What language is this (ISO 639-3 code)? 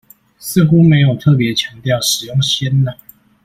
zho